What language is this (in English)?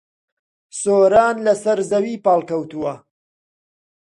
Central Kurdish